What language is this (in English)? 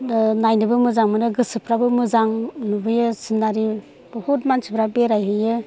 Bodo